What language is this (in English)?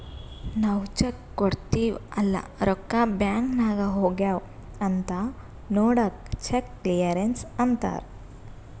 Kannada